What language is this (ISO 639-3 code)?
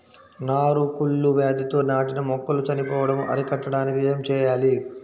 tel